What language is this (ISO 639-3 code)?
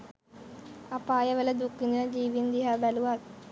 sin